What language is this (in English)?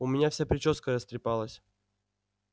Russian